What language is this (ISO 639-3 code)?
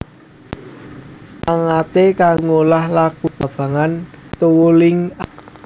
jav